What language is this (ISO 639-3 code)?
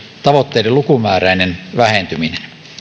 fin